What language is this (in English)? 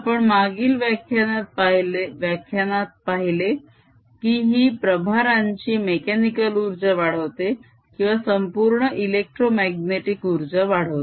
Marathi